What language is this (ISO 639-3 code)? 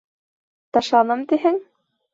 bak